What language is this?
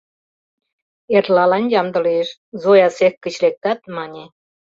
Mari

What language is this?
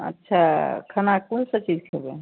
Maithili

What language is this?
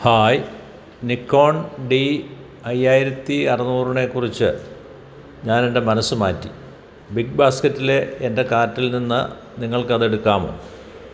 Malayalam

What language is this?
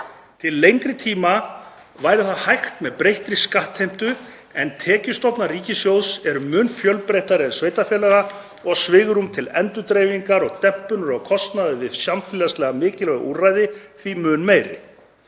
Icelandic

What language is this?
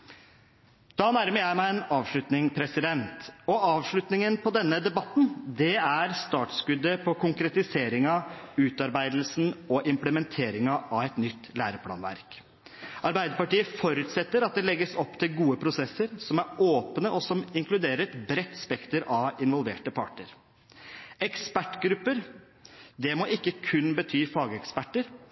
Norwegian Bokmål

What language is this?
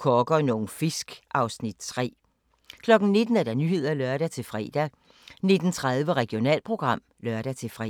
Danish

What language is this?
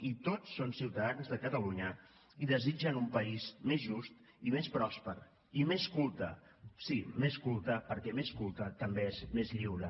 Catalan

